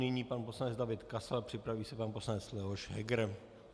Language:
Czech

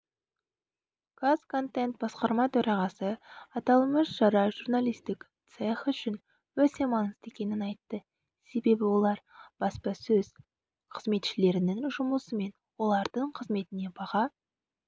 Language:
Kazakh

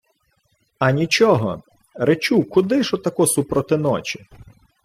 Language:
Ukrainian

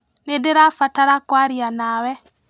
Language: Kikuyu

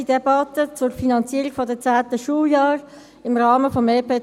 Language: Swiss German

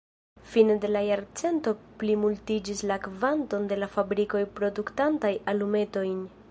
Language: Esperanto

